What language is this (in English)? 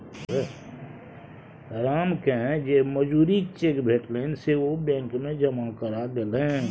Maithili